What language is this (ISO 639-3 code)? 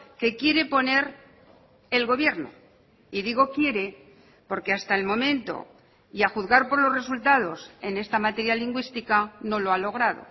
spa